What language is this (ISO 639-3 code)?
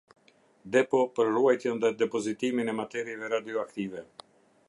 sqi